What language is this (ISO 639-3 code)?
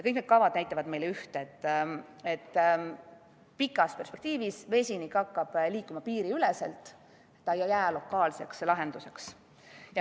est